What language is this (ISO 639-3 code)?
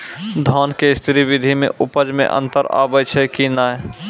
mai